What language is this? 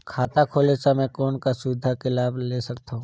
Chhattisgarhi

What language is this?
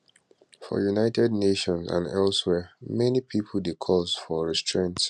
Nigerian Pidgin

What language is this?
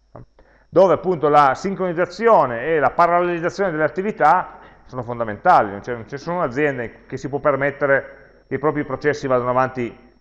Italian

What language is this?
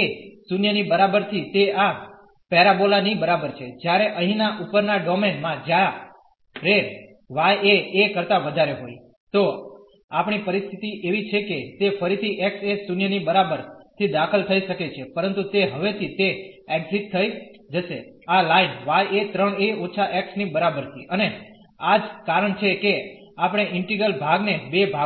Gujarati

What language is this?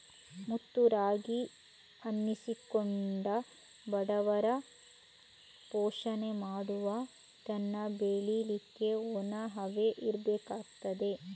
Kannada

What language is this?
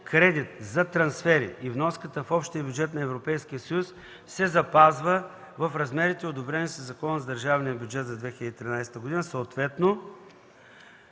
Bulgarian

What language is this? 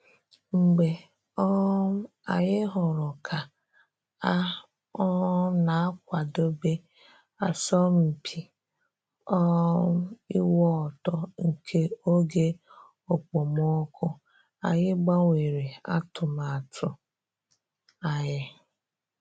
Igbo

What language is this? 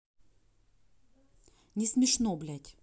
Russian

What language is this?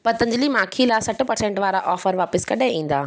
Sindhi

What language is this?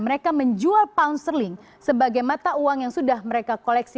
Indonesian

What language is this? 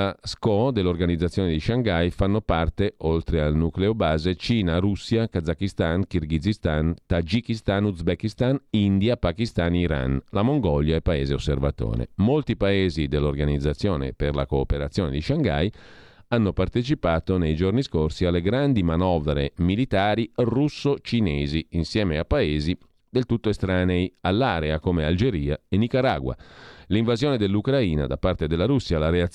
Italian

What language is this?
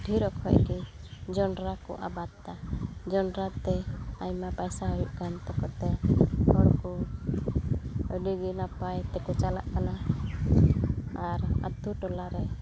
Santali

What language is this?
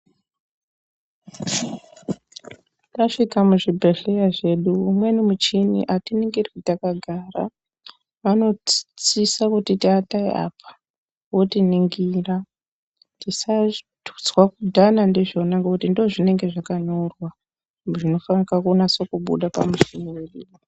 Ndau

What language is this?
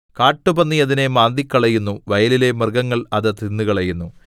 Malayalam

